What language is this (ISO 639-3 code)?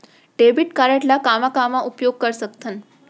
hne